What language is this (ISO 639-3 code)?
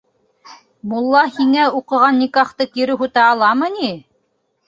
bak